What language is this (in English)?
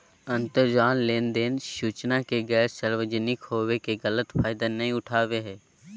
Magahi